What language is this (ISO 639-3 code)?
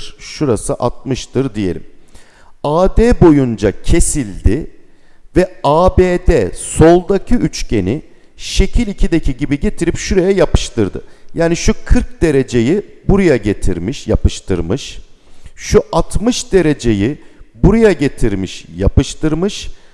tur